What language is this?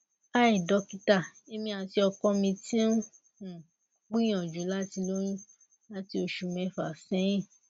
Yoruba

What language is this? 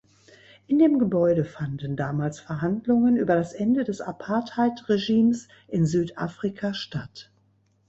German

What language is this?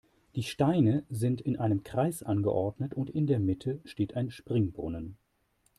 German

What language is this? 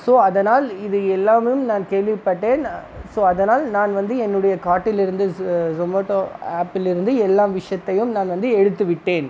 Tamil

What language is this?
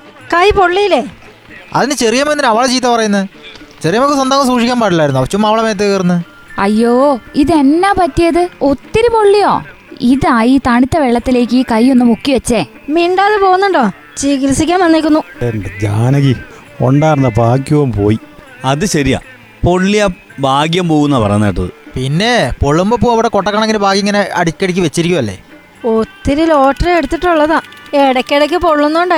Malayalam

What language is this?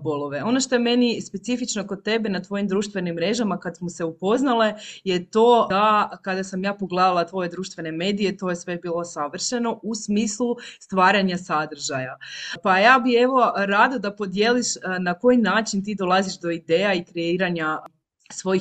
Croatian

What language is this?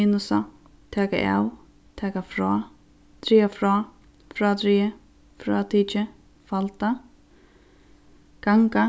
Faroese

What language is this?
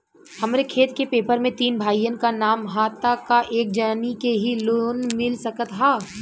Bhojpuri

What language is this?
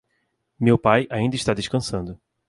Portuguese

